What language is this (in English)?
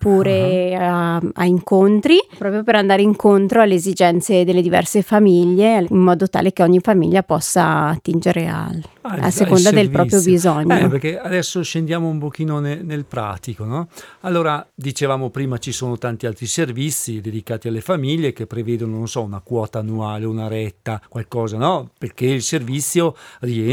Italian